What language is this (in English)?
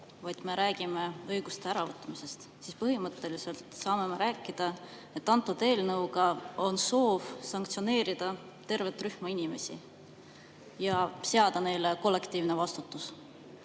Estonian